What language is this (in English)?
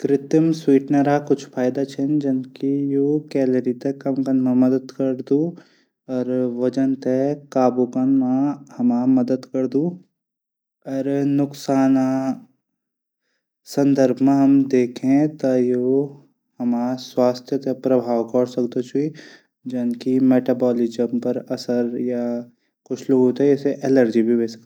Garhwali